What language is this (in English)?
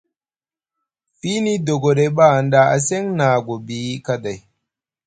Musgu